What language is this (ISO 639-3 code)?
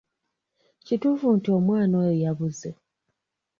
lug